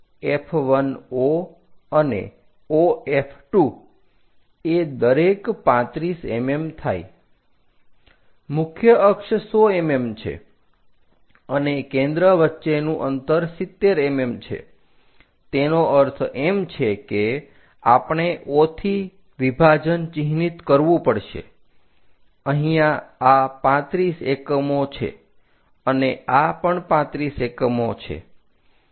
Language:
Gujarati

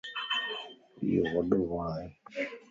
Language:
Lasi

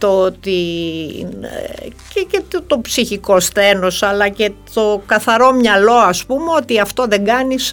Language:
Greek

